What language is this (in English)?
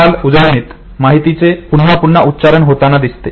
Marathi